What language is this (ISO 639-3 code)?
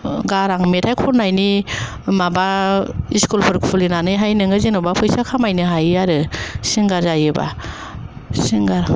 brx